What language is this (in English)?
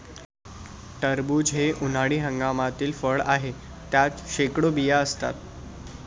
Marathi